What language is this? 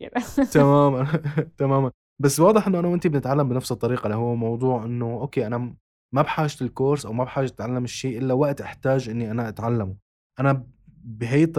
Arabic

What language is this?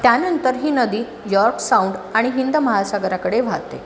Marathi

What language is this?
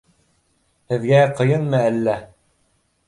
Bashkir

